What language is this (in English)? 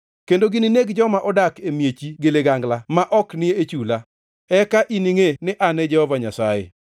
Luo (Kenya and Tanzania)